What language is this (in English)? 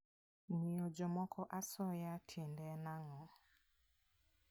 Luo (Kenya and Tanzania)